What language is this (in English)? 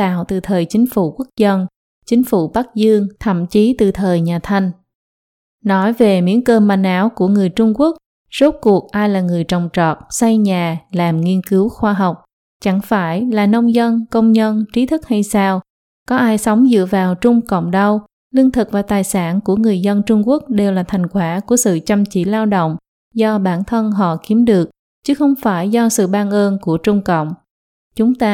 Vietnamese